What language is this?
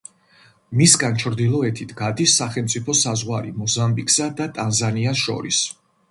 Georgian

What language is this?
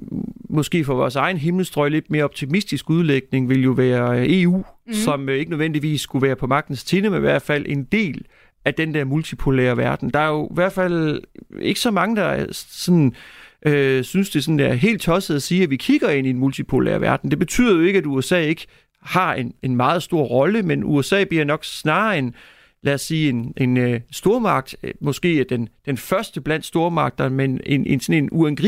Danish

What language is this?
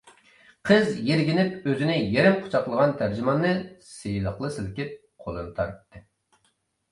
Uyghur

